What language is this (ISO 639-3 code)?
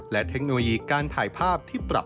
tha